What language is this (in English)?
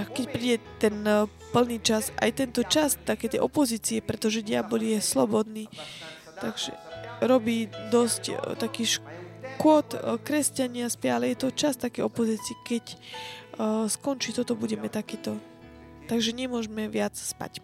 Slovak